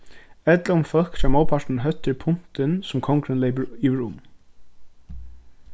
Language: Faroese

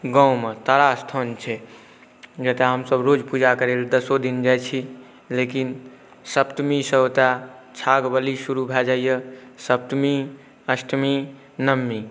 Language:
Maithili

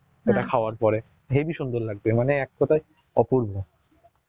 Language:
Bangla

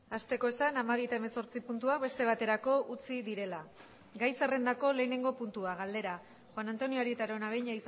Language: Basque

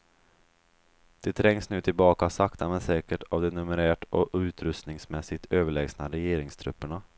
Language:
Swedish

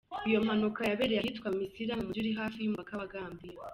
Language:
Kinyarwanda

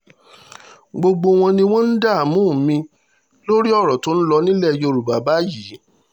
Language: Yoruba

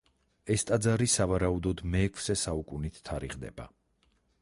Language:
Georgian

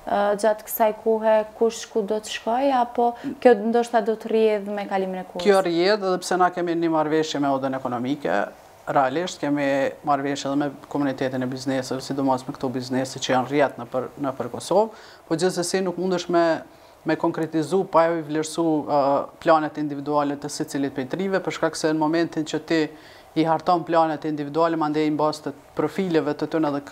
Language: Romanian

